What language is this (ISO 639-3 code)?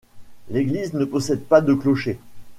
fra